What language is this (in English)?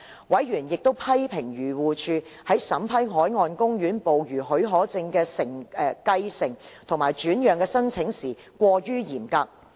Cantonese